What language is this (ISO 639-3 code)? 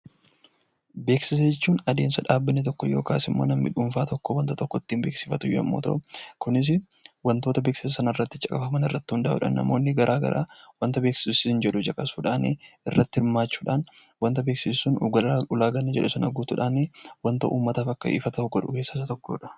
orm